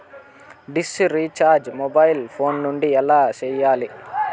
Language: Telugu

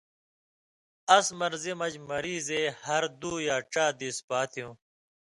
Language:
Indus Kohistani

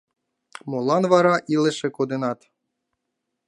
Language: Mari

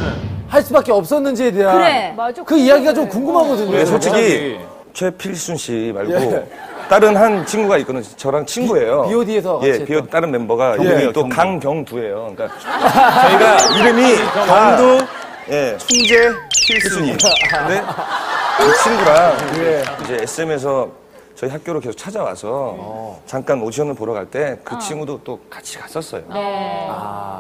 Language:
Korean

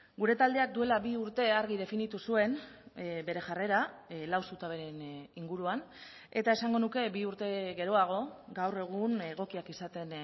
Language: Basque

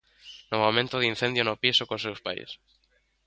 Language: Galician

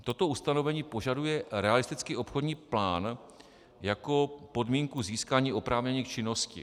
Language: Czech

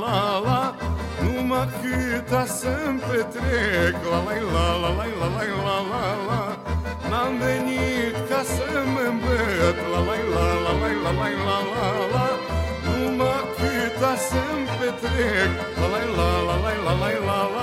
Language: Romanian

